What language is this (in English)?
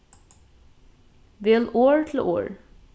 Faroese